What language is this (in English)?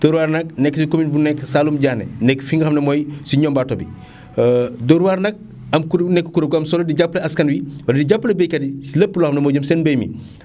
Wolof